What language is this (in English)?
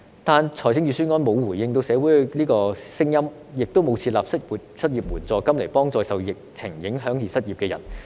Cantonese